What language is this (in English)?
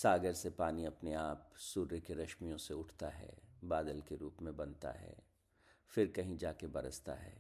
Hindi